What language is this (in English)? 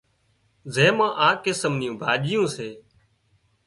Wadiyara Koli